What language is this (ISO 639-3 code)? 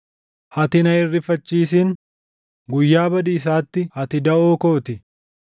orm